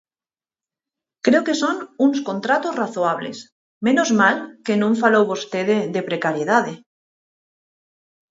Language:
Galician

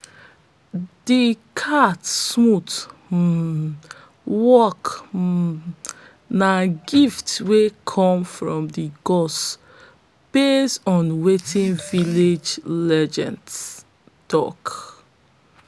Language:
Nigerian Pidgin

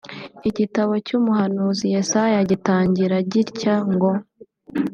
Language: Kinyarwanda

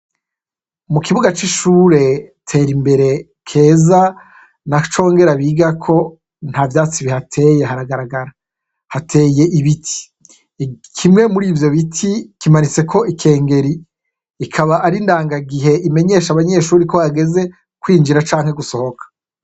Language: Rundi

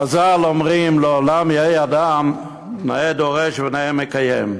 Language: Hebrew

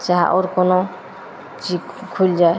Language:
Maithili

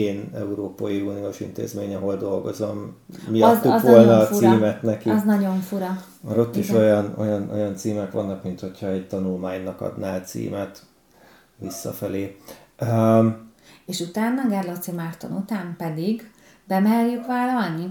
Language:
Hungarian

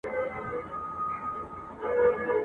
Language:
Pashto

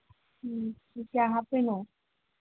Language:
Manipuri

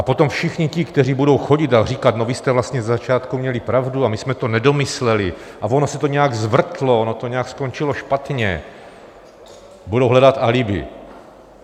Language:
Czech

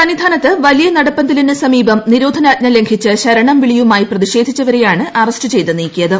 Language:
Malayalam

